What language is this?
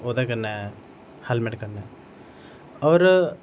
Dogri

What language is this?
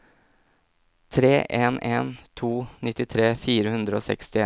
Norwegian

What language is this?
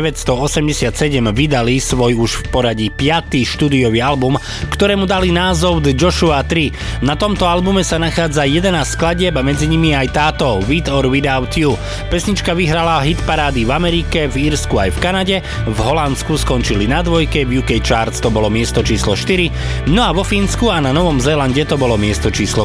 Slovak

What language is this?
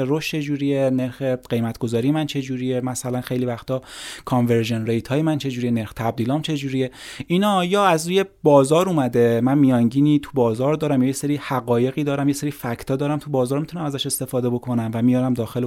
Persian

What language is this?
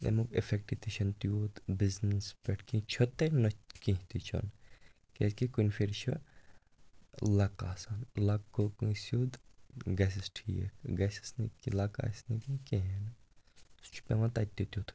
Kashmiri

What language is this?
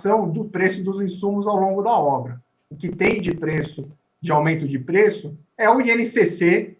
Portuguese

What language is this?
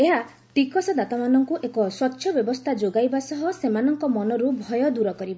Odia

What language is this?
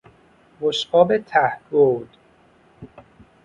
Persian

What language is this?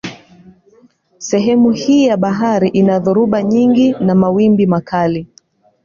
Swahili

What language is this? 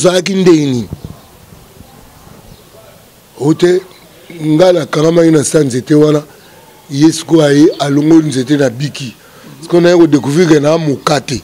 French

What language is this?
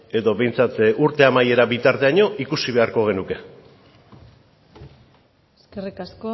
Basque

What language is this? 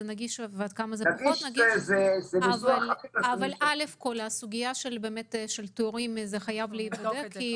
Hebrew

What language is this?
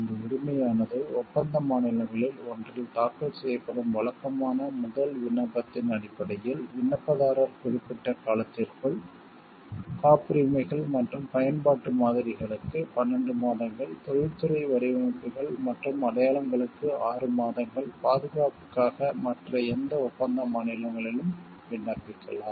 Tamil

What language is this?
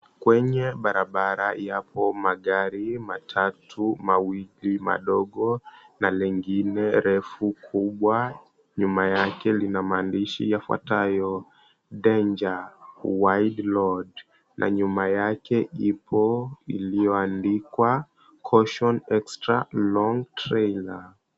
Swahili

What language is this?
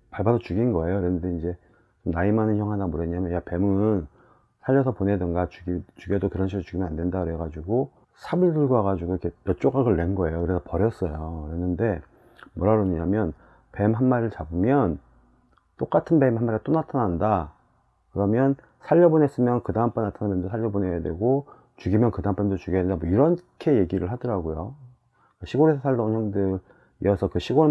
Korean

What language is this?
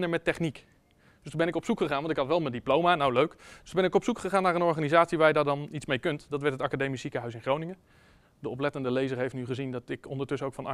Dutch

